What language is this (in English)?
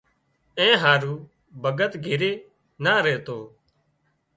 Wadiyara Koli